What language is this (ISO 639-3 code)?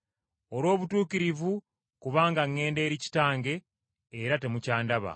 lug